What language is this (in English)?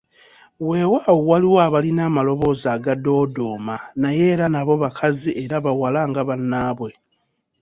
Ganda